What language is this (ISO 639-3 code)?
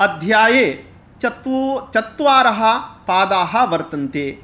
san